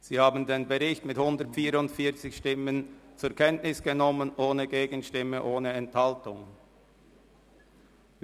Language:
Swiss German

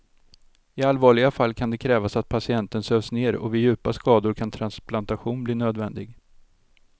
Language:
Swedish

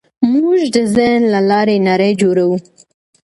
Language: Pashto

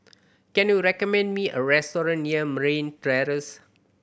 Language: English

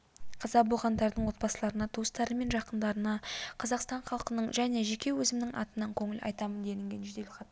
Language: Kazakh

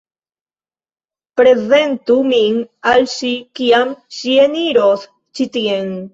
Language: Esperanto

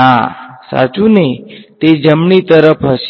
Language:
Gujarati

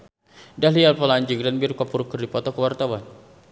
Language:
Sundanese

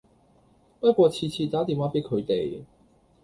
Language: Cantonese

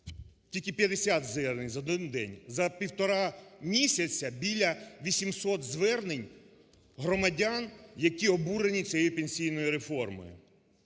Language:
Ukrainian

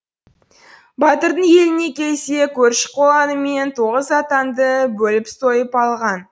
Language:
Kazakh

